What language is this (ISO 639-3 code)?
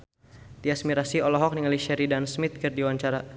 sun